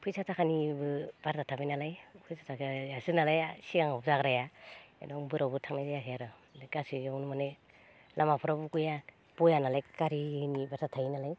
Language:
Bodo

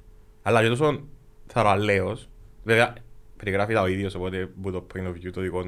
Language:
Greek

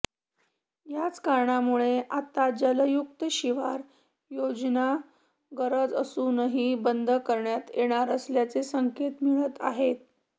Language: Marathi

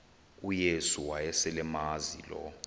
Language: Xhosa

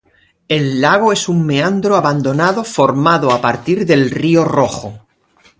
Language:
Spanish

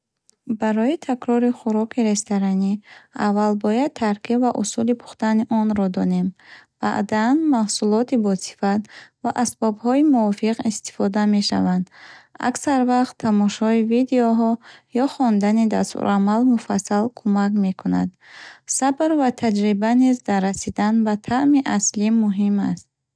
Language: Bukharic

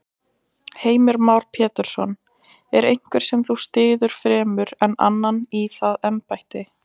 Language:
Icelandic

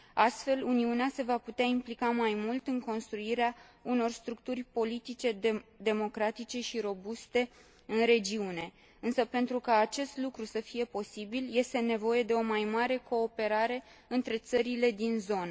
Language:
Romanian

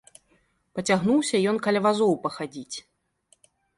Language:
Belarusian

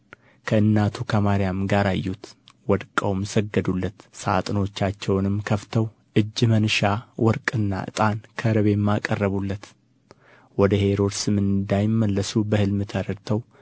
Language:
Amharic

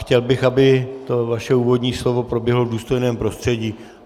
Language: Czech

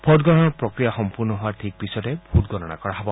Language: Assamese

